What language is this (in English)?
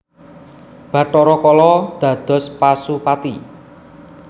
Javanese